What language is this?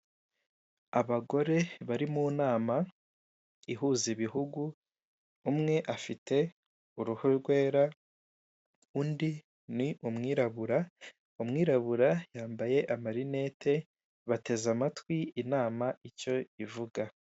Kinyarwanda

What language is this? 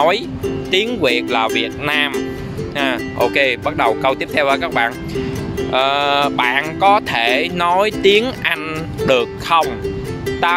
Vietnamese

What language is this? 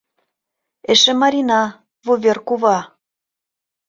Mari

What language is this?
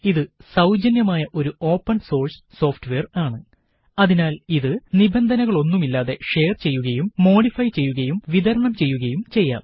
Malayalam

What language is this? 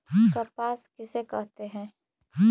Magahi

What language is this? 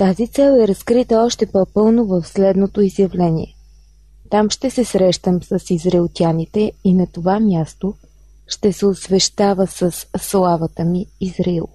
Bulgarian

